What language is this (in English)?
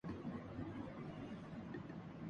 Urdu